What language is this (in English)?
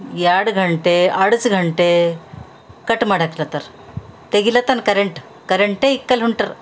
Kannada